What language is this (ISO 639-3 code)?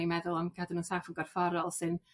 cym